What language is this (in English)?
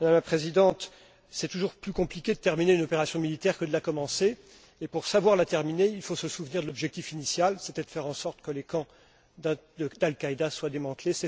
French